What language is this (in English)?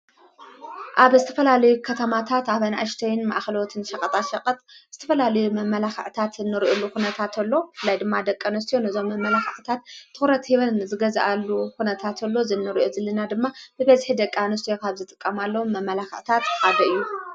Tigrinya